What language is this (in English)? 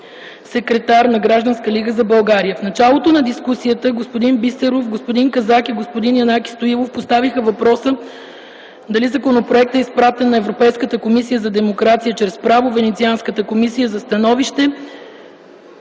Bulgarian